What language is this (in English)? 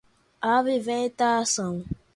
Portuguese